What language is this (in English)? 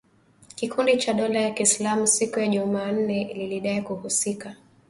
Swahili